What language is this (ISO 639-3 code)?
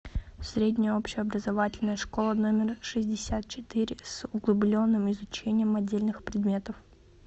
rus